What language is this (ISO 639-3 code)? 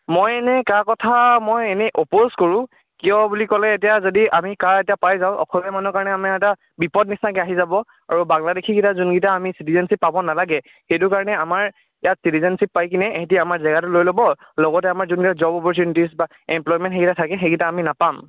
asm